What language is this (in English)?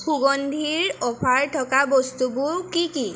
Assamese